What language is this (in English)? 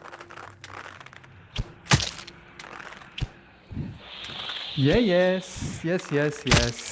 German